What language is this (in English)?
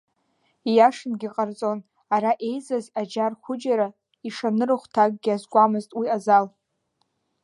Abkhazian